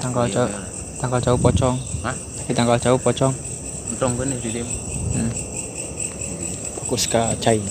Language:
Indonesian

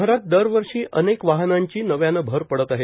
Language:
Marathi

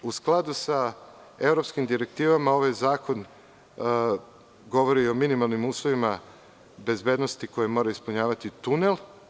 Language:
Serbian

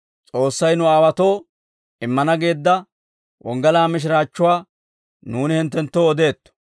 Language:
Dawro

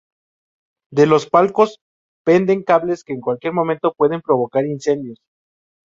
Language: Spanish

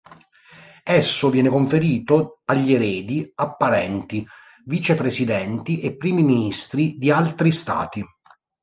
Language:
Italian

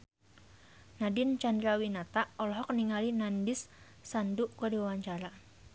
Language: Sundanese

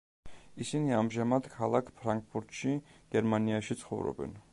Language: Georgian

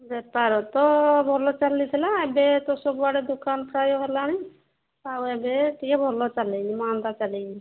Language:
Odia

